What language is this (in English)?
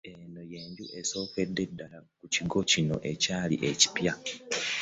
Ganda